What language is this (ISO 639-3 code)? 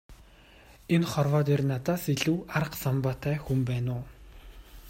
mon